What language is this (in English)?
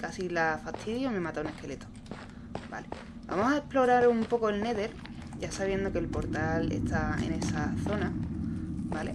Spanish